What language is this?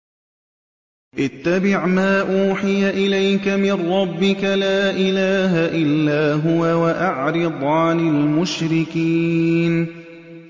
Arabic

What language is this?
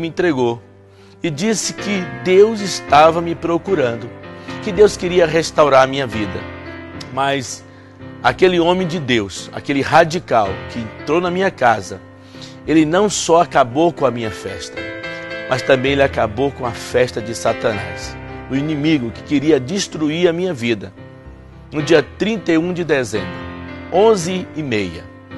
Portuguese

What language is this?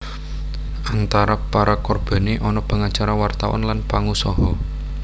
Javanese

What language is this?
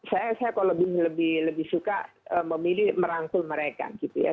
Indonesian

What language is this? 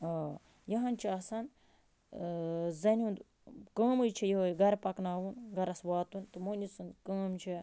Kashmiri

